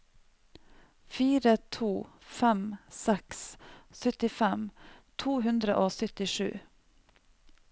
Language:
Norwegian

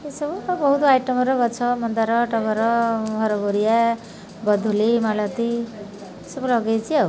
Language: Odia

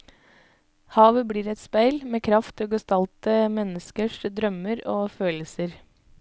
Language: Norwegian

